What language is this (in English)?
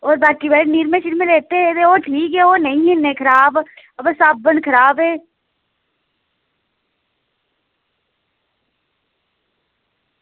Dogri